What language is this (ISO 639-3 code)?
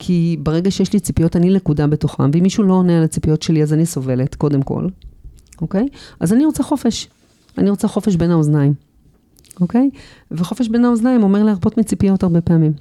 heb